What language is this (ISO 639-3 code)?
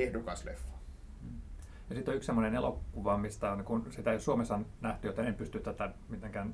fin